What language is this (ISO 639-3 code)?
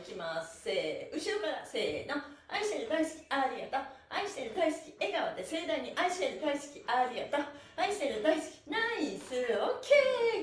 jpn